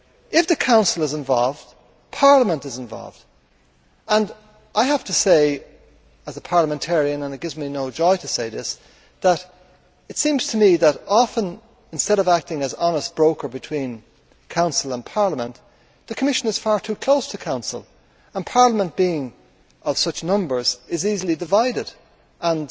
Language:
English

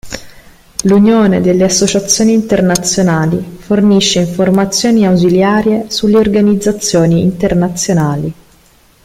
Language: Italian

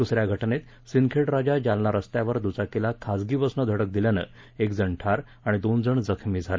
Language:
Marathi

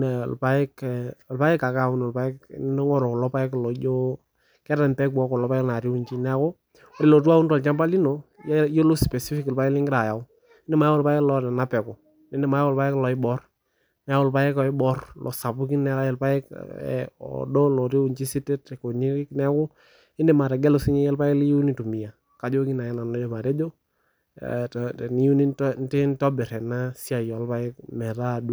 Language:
Masai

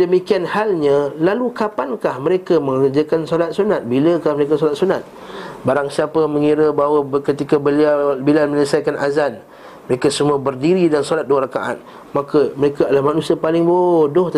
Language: Malay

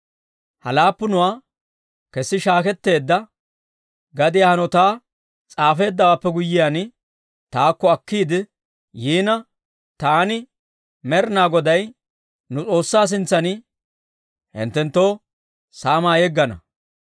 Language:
Dawro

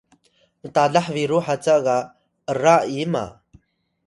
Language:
Atayal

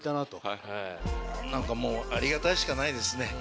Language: Japanese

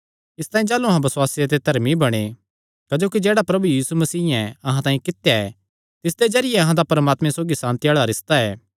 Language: Kangri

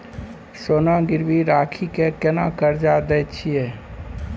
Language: Maithili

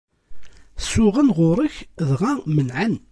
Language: Kabyle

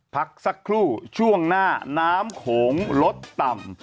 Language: Thai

